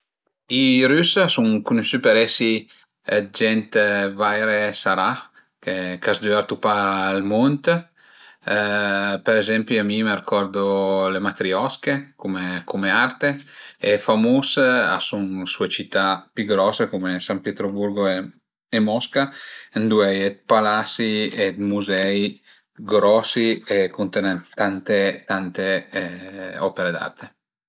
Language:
Piedmontese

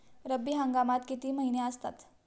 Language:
Marathi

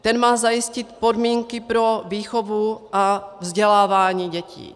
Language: Czech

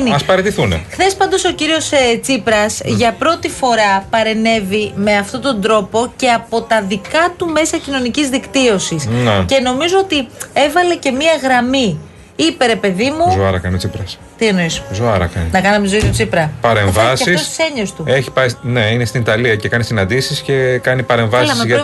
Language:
Greek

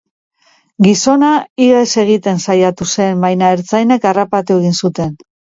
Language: Basque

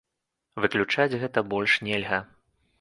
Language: Belarusian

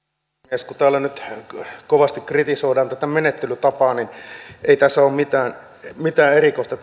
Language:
Finnish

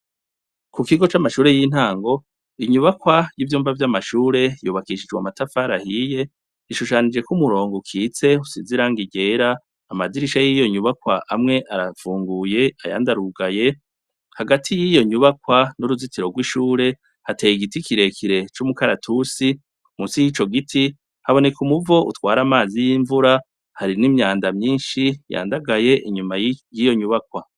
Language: Rundi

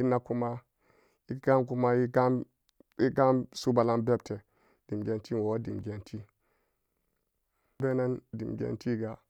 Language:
Samba Daka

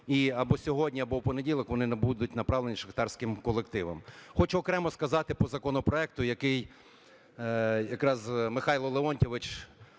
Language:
Ukrainian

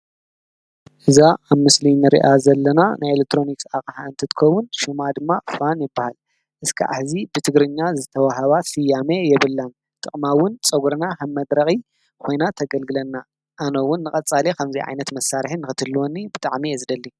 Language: Tigrinya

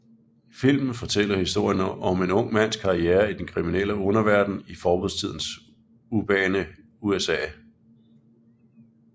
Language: Danish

